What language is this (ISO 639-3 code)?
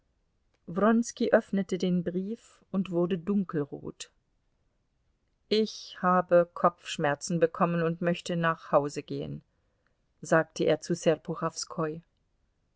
deu